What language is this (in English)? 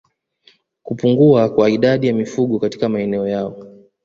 Swahili